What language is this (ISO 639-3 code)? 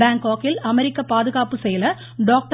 tam